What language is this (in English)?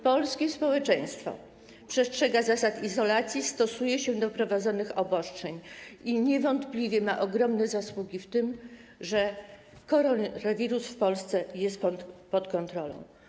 Polish